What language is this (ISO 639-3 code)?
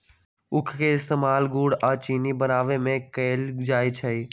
mag